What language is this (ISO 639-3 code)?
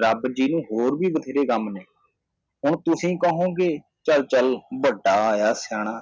pan